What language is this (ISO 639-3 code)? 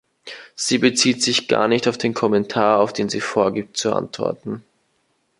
deu